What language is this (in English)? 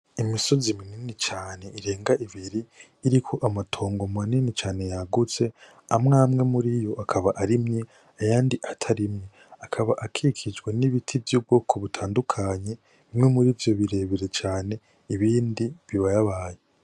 Rundi